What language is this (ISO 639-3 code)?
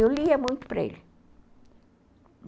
por